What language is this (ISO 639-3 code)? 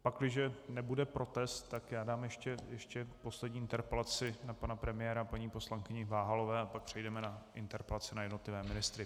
ces